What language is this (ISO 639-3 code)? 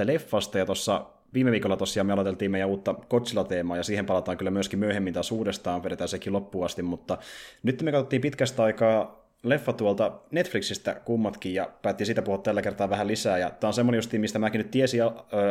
fin